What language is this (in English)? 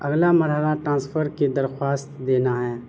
Urdu